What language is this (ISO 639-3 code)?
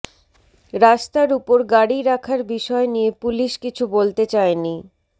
ben